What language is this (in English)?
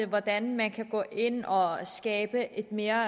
Danish